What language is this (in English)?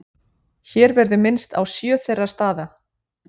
Icelandic